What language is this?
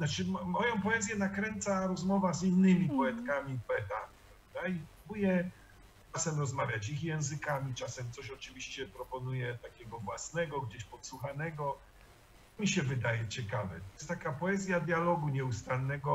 Polish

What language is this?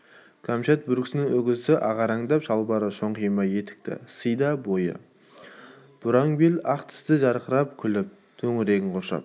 Kazakh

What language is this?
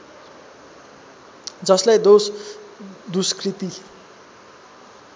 Nepali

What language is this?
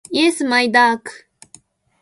Japanese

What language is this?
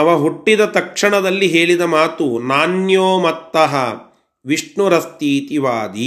Kannada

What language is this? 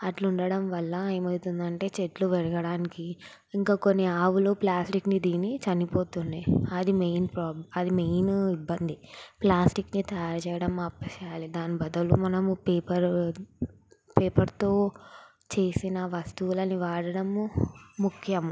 Telugu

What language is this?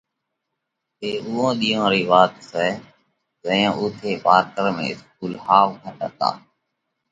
Parkari Koli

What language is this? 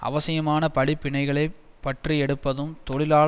Tamil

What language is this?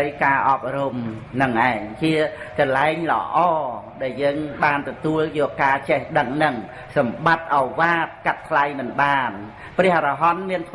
Vietnamese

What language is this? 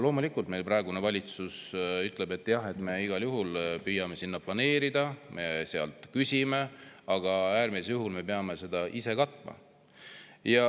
Estonian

